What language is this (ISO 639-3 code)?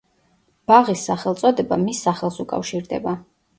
kat